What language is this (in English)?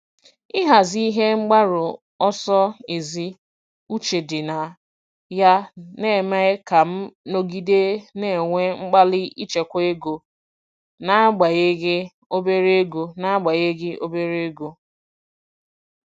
Igbo